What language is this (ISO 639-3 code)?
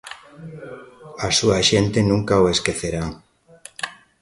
glg